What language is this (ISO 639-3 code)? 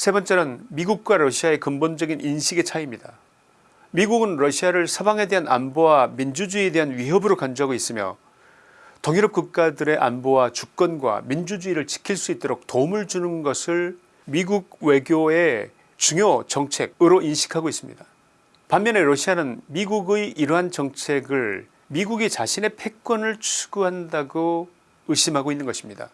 kor